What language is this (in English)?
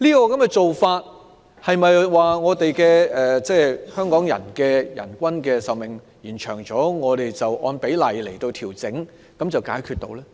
Cantonese